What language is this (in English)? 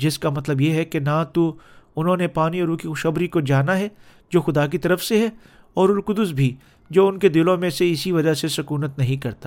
Urdu